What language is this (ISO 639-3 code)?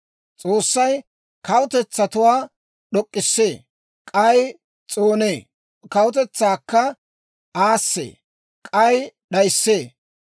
dwr